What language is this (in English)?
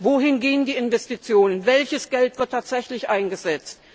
German